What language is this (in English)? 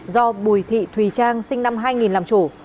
Vietnamese